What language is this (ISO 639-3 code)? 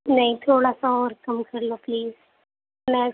urd